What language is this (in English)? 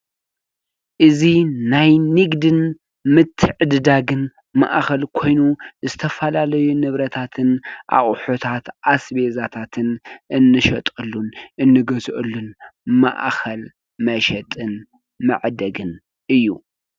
Tigrinya